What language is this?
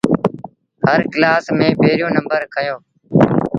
Sindhi Bhil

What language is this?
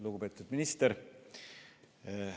Estonian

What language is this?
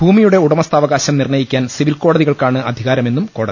Malayalam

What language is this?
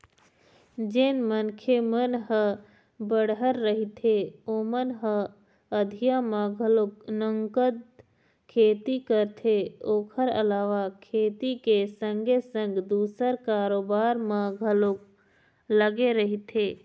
Chhattisgarhi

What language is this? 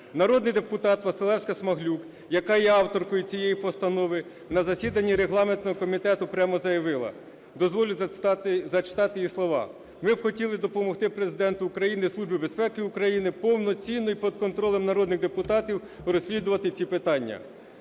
Ukrainian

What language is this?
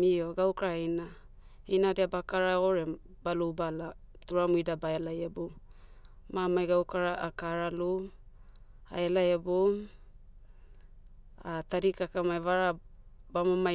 Motu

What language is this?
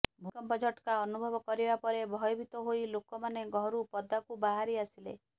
Odia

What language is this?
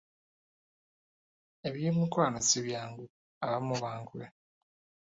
Ganda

